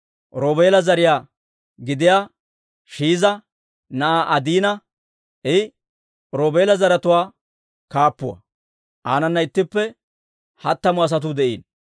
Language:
Dawro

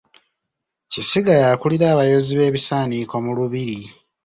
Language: Ganda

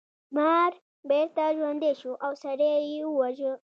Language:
Pashto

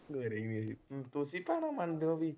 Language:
Punjabi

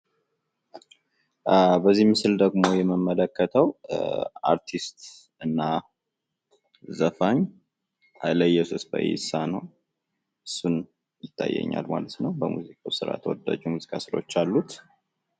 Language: Amharic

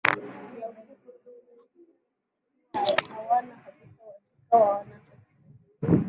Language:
Swahili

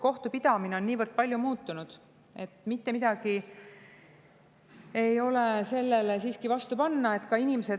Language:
Estonian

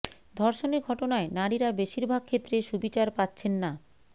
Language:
Bangla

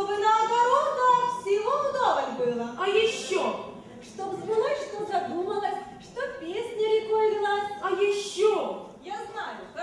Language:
Russian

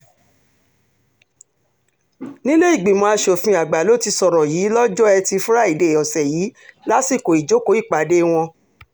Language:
Yoruba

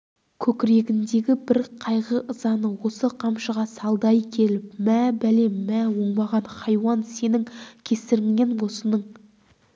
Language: Kazakh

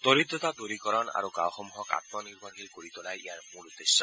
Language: Assamese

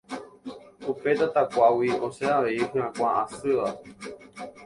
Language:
Guarani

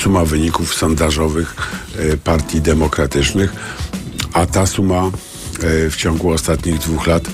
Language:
Polish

